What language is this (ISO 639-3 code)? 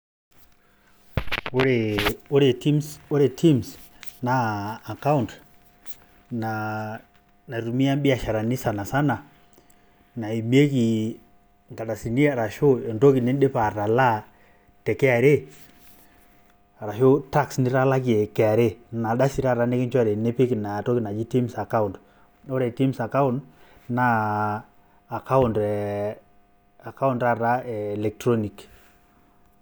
mas